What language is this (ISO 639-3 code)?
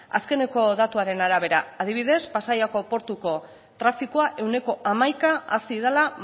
eus